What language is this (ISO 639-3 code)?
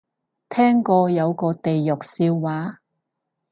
yue